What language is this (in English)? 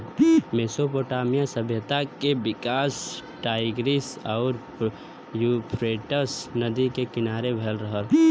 Bhojpuri